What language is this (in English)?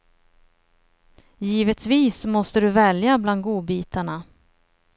Swedish